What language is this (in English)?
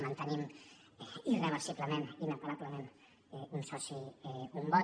Catalan